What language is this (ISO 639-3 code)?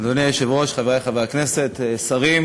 heb